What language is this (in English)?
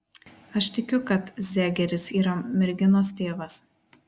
Lithuanian